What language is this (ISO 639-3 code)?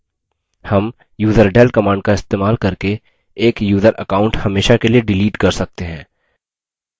hin